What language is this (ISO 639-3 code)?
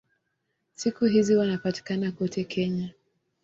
swa